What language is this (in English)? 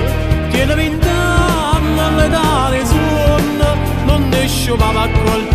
Romanian